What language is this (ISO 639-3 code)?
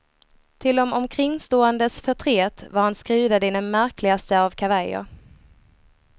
swe